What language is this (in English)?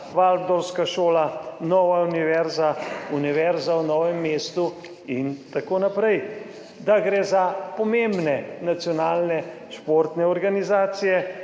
Slovenian